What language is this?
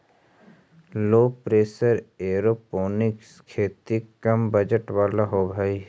Magahi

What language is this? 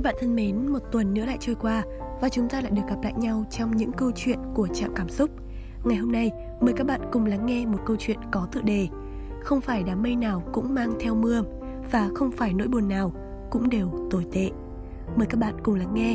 Vietnamese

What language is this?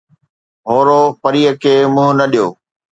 Sindhi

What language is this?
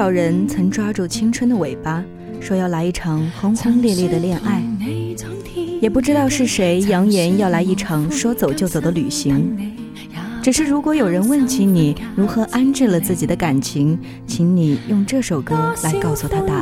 Chinese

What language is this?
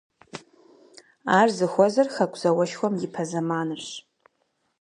Kabardian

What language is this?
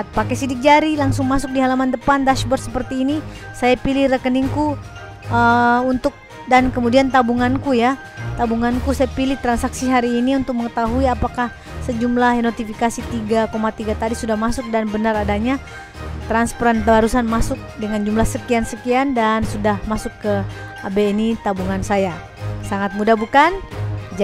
Indonesian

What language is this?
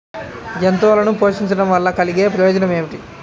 Telugu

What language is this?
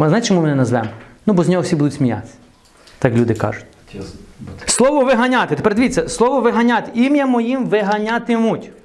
Ukrainian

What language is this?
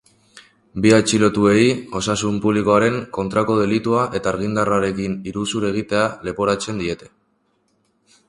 Basque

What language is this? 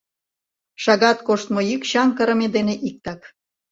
Mari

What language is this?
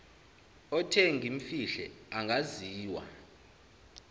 Zulu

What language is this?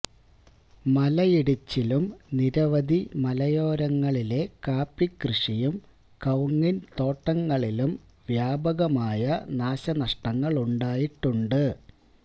Malayalam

